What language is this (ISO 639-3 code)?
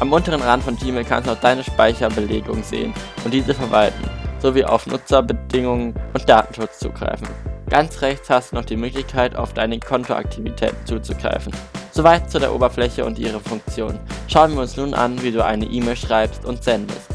deu